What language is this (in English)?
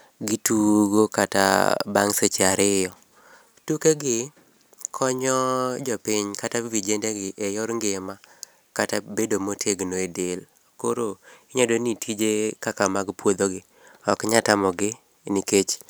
Luo (Kenya and Tanzania)